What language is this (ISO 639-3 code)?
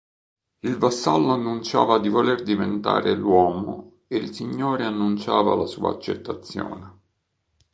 ita